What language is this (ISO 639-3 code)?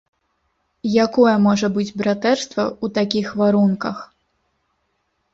bel